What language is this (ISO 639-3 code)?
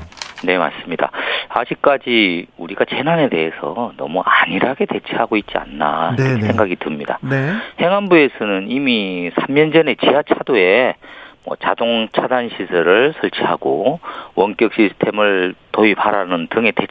kor